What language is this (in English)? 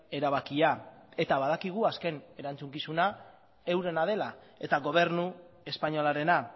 Basque